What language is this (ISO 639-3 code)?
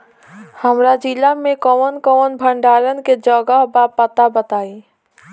bho